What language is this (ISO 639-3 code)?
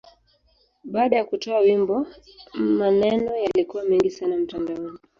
swa